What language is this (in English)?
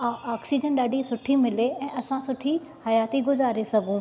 Sindhi